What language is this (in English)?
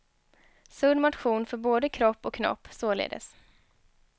Swedish